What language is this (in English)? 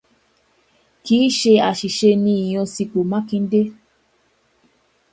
Yoruba